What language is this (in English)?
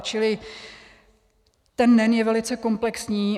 Czech